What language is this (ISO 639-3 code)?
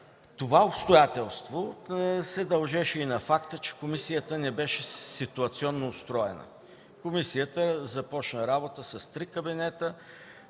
bul